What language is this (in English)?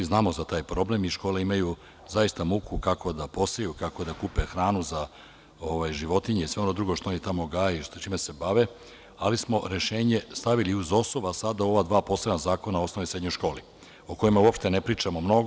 Serbian